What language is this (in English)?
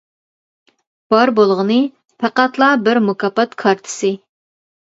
Uyghur